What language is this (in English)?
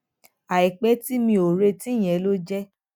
Yoruba